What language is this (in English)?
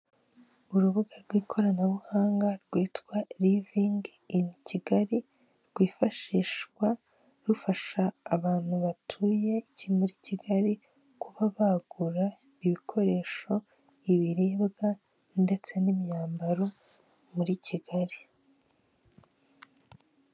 Kinyarwanda